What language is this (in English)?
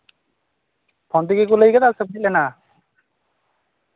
Santali